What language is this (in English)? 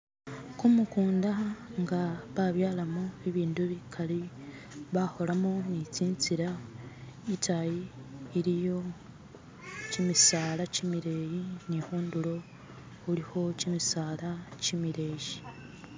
Masaaba